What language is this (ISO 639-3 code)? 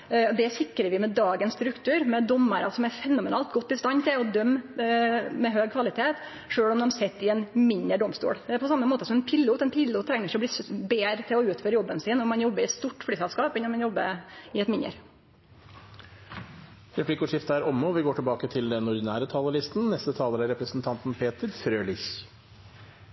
nor